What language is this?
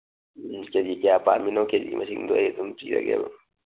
Manipuri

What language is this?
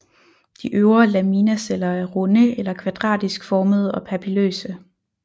Danish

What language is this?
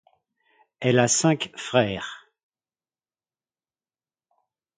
French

